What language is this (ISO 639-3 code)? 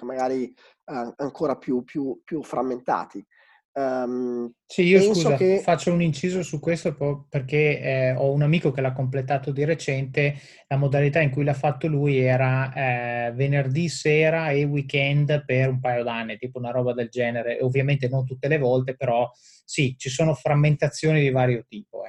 ita